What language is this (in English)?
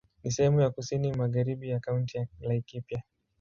Swahili